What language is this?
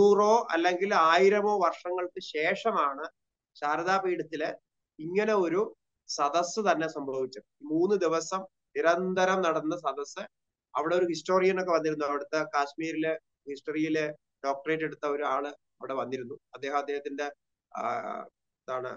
Malayalam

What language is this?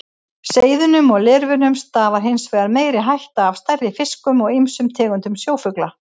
Icelandic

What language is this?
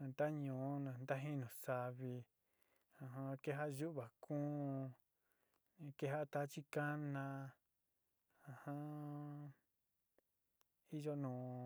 Sinicahua Mixtec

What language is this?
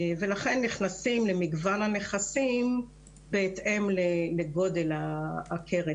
Hebrew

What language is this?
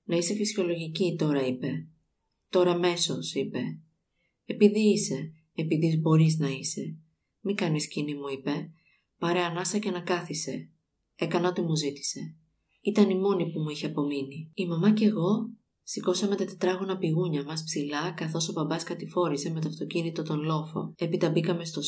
Greek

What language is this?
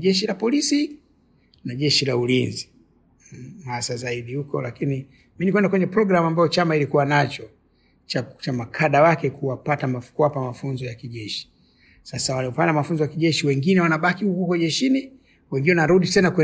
Swahili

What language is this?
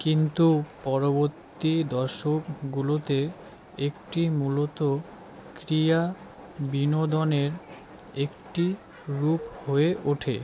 Bangla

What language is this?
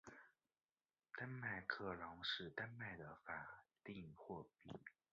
Chinese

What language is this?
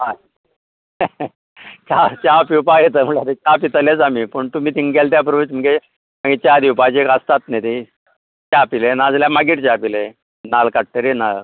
Konkani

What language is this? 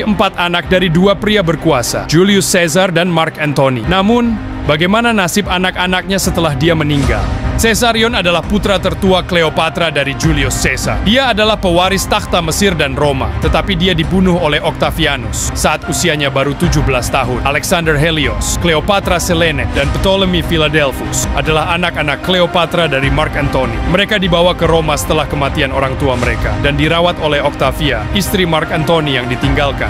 Indonesian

